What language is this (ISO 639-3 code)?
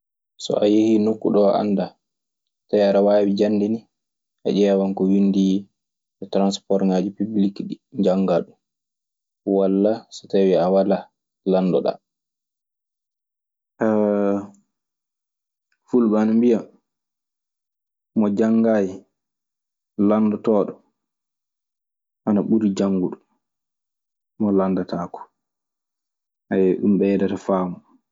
ffm